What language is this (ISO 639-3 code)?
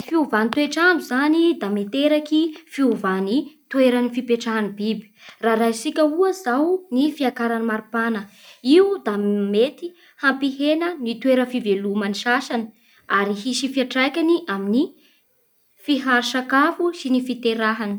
bhr